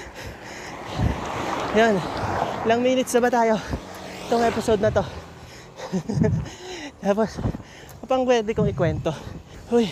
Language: Filipino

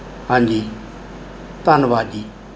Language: Punjabi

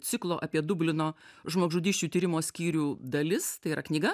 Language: Lithuanian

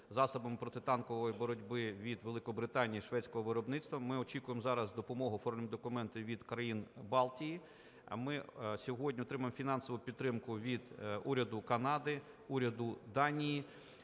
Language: Ukrainian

